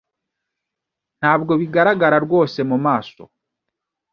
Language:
Kinyarwanda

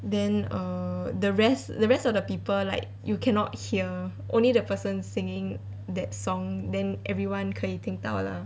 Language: English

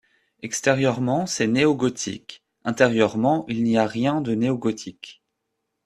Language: French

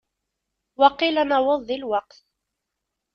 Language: Kabyle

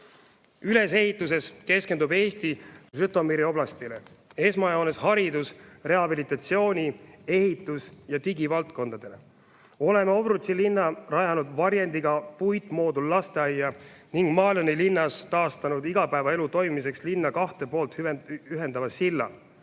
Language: Estonian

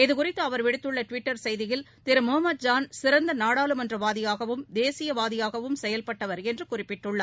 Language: Tamil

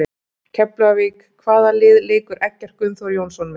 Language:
Icelandic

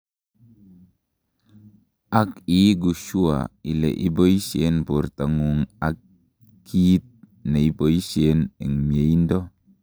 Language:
Kalenjin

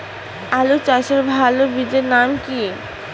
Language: Bangla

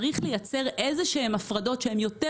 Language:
Hebrew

